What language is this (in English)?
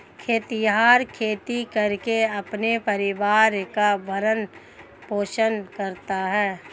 Hindi